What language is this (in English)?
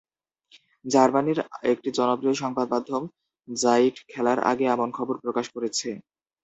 Bangla